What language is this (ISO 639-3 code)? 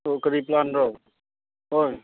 mni